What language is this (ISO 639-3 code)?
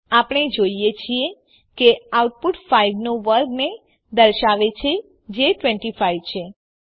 guj